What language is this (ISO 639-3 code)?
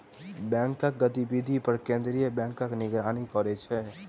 mai